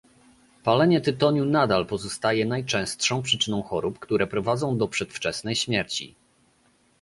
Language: Polish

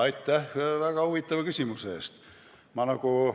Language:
Estonian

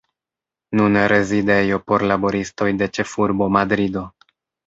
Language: Esperanto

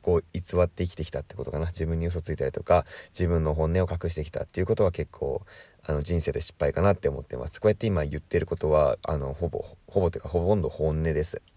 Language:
Japanese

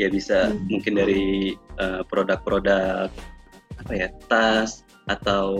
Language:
Indonesian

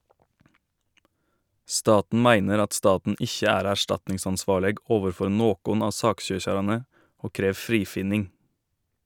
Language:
Norwegian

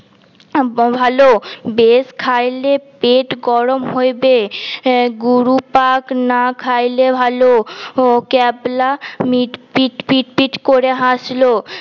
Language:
Bangla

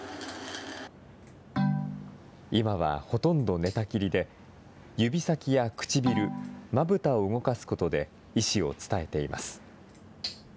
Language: Japanese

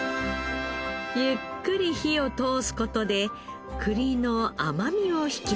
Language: Japanese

